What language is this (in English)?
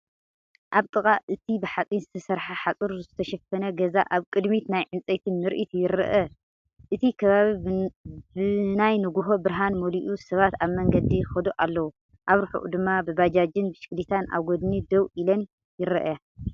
Tigrinya